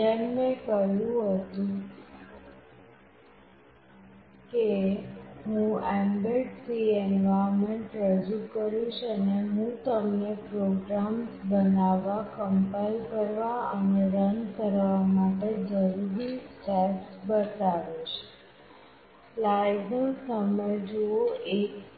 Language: Gujarati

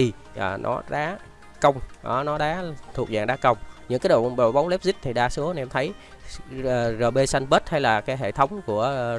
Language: Vietnamese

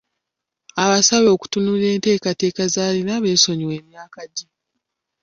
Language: Ganda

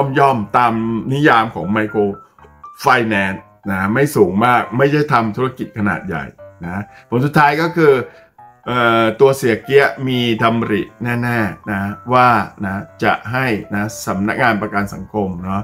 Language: Thai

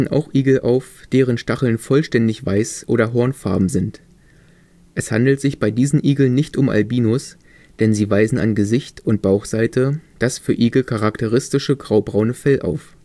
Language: German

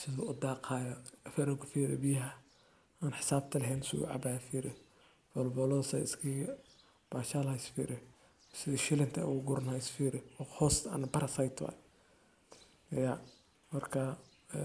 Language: Somali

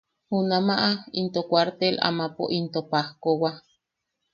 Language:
Yaqui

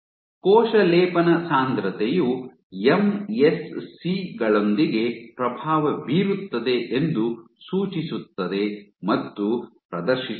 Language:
Kannada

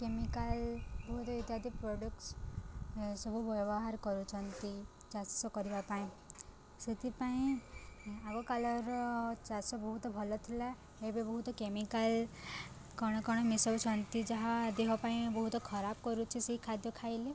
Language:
Odia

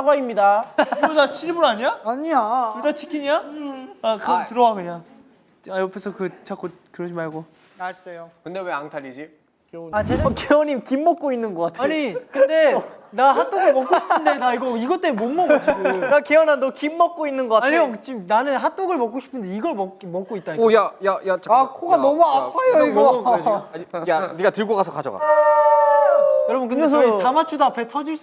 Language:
Korean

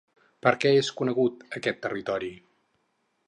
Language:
Catalan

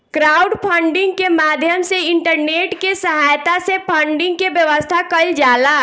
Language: Bhojpuri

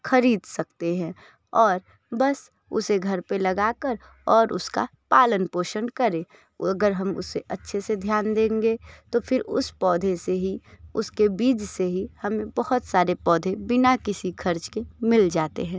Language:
Hindi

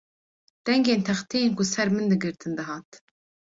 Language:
Kurdish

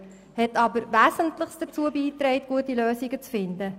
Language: Swiss German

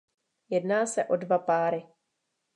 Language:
Czech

